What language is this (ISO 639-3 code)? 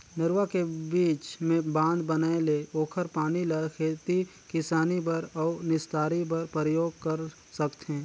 hne